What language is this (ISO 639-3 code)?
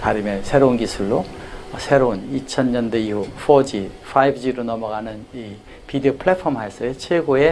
kor